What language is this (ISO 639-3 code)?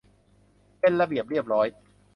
tha